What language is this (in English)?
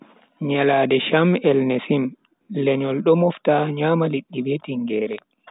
Bagirmi Fulfulde